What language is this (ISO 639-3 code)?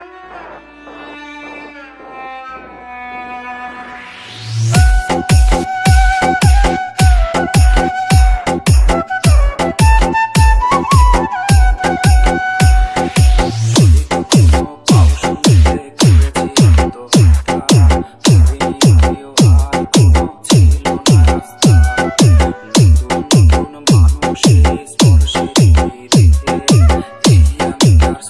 bel